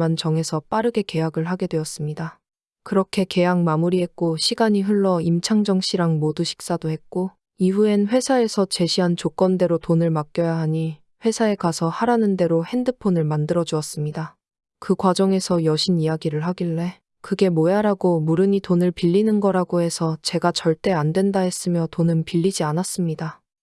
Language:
Korean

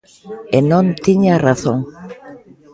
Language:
Galician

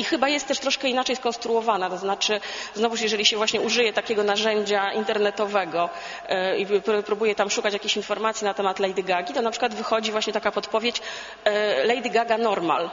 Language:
Polish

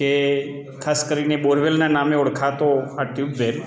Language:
Gujarati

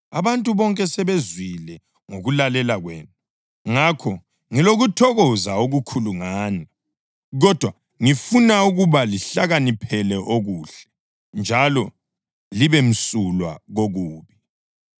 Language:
North Ndebele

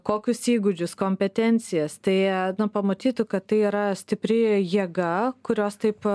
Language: Lithuanian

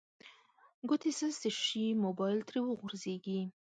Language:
Pashto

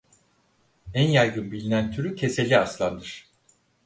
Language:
Turkish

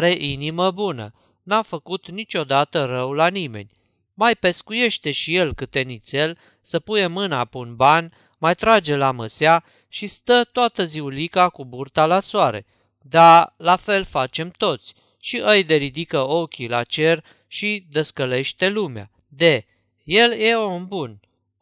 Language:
Romanian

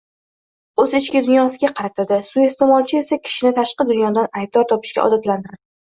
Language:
Uzbek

